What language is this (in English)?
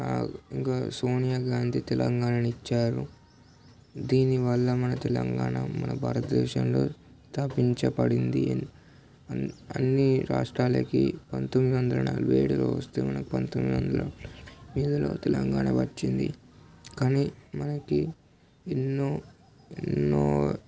Telugu